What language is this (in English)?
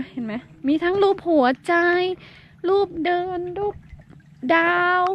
Thai